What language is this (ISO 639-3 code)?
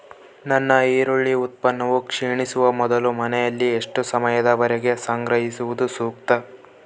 kan